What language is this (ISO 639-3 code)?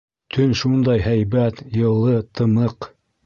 bak